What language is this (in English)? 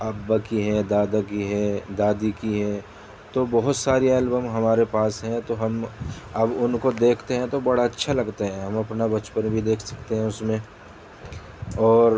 Urdu